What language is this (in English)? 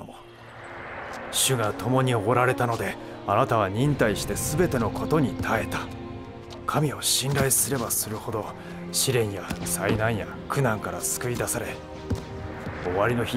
Japanese